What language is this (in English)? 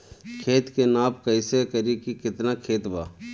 Bhojpuri